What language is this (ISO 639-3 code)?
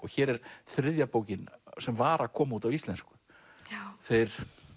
isl